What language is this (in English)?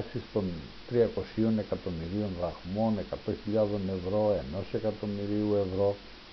Greek